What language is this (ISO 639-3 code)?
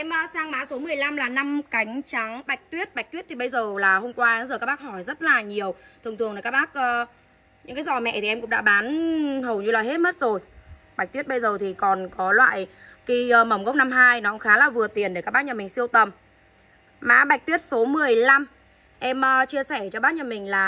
vie